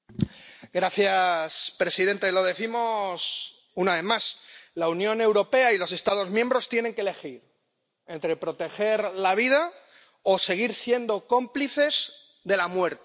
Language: Spanish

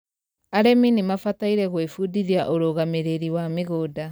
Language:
Kikuyu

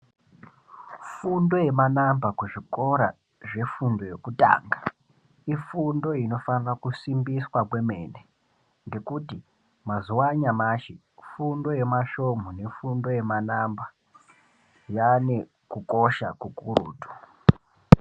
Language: Ndau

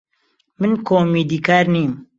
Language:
Central Kurdish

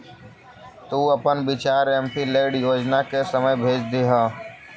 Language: Magahi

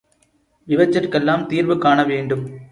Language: Tamil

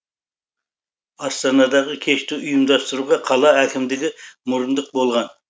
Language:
Kazakh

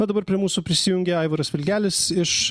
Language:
Lithuanian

